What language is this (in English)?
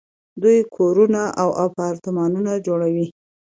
Pashto